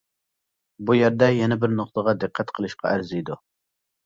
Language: Uyghur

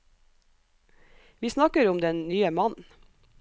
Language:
Norwegian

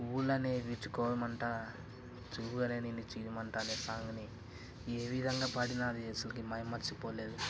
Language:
Telugu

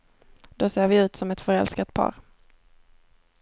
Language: Swedish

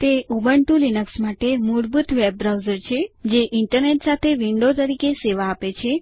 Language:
Gujarati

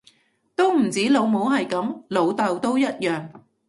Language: Cantonese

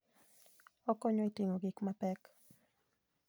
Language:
Luo (Kenya and Tanzania)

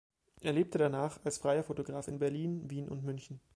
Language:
German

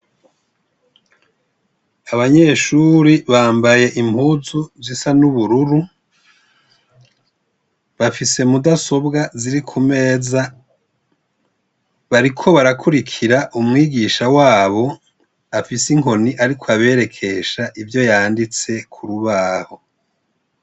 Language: Rundi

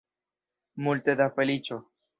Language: Esperanto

